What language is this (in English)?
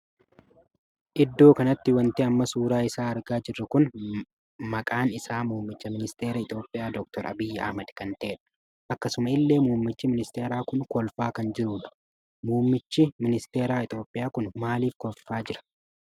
Oromo